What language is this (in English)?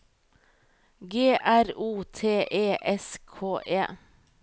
Norwegian